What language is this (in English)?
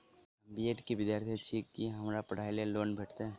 Maithili